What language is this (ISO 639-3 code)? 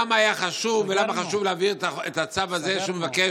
heb